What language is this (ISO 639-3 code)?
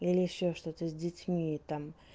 rus